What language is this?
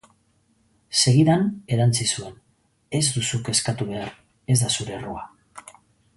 Basque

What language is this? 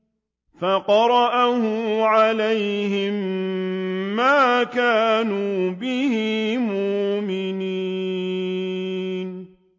Arabic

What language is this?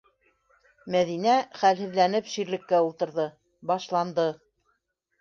Bashkir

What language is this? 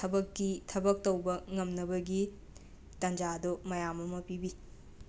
Manipuri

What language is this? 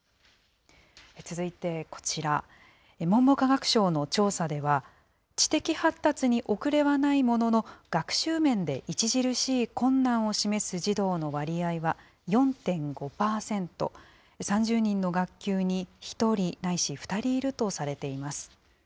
Japanese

